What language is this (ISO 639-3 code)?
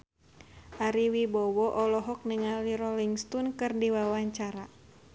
sun